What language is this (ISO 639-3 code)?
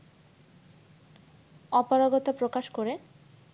ben